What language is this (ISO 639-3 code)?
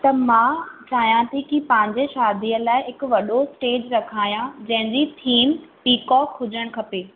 snd